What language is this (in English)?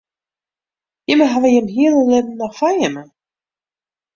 Western Frisian